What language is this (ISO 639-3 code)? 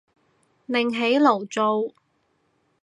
yue